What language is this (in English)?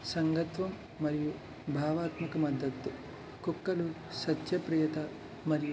Telugu